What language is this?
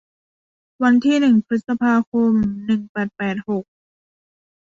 Thai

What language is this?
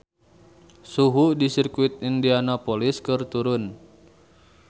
Sundanese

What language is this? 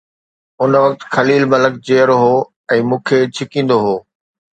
Sindhi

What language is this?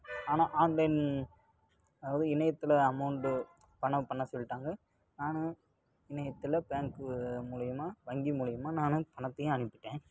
Tamil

